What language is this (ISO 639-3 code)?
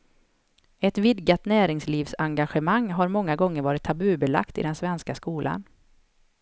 swe